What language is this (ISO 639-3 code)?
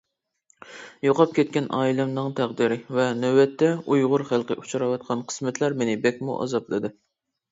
uig